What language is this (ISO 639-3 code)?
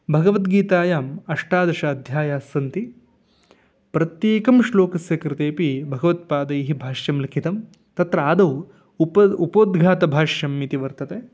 san